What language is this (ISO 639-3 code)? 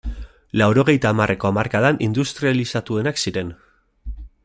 eus